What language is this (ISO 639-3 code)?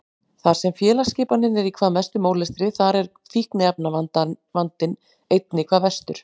isl